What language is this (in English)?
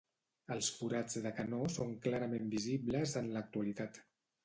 Catalan